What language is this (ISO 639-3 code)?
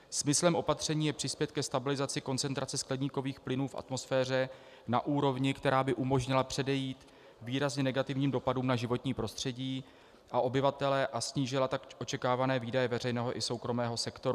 ces